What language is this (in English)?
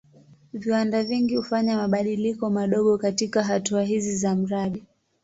Swahili